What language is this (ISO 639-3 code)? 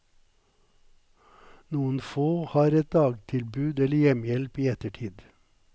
nor